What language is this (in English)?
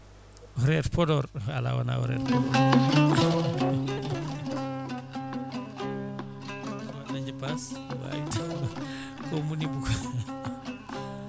Fula